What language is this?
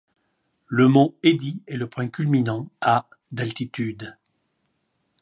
French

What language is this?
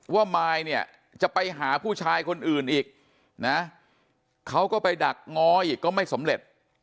Thai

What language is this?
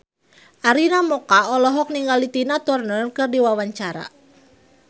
Sundanese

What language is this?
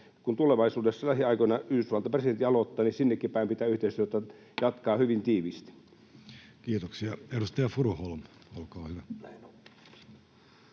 Finnish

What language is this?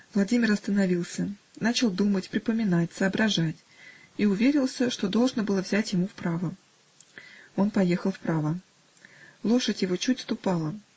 Russian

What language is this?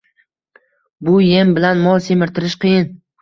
Uzbek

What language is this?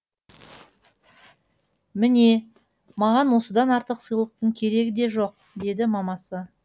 Kazakh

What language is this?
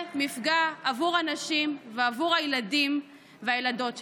Hebrew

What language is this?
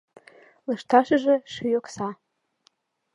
Mari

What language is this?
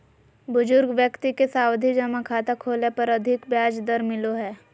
Magahi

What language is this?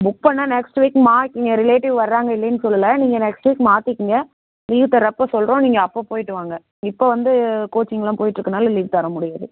Tamil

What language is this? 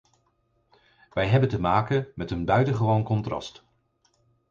Dutch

